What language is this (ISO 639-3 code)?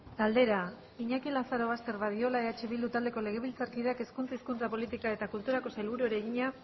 eus